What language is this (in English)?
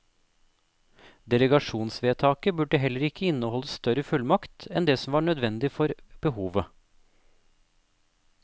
Norwegian